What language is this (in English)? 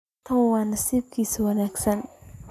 Somali